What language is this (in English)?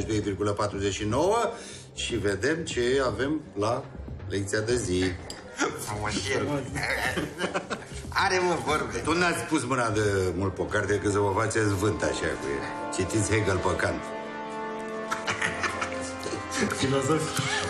Romanian